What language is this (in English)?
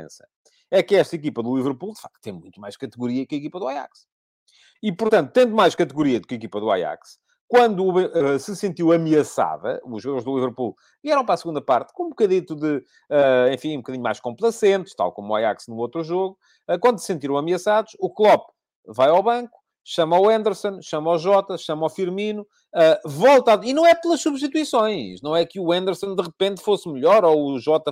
Portuguese